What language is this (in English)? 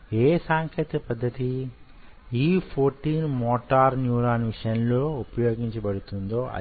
Telugu